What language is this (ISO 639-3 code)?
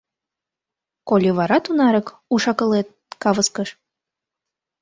chm